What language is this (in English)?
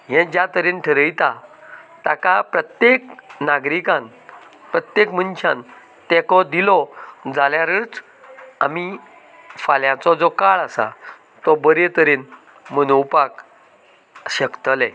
Konkani